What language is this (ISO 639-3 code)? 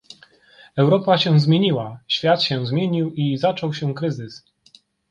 pol